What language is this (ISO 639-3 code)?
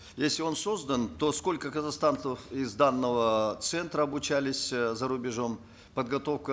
kaz